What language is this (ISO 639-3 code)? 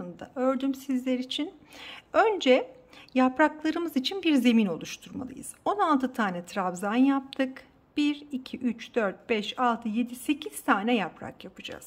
tur